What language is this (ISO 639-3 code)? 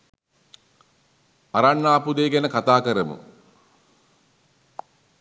sin